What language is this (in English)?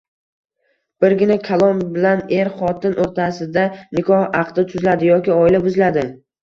Uzbek